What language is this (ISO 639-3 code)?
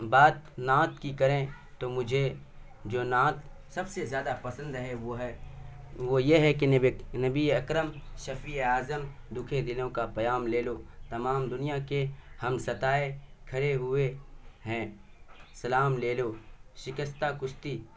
urd